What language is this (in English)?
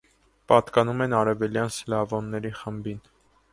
Armenian